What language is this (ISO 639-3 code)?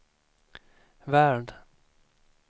swe